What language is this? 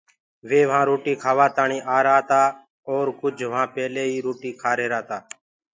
Gurgula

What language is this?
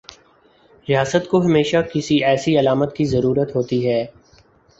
Urdu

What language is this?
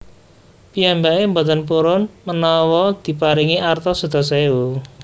Javanese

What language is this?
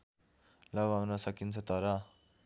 Nepali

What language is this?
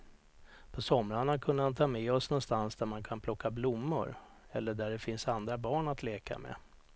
Swedish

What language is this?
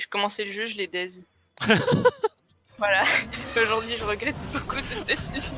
French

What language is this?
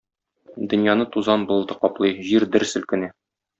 Tatar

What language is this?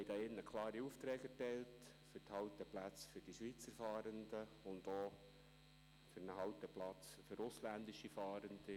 Swiss German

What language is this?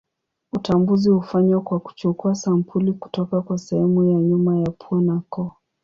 Swahili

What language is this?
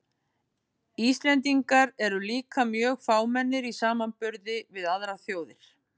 Icelandic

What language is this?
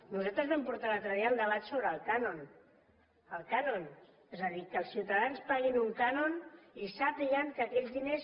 Catalan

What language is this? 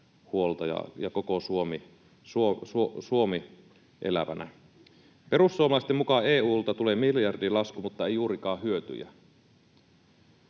Finnish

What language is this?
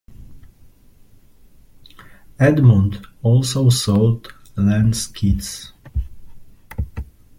English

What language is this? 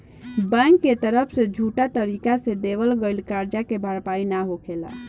Bhojpuri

